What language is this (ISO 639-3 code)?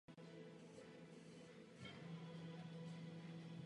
ces